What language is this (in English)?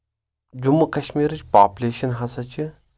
Kashmiri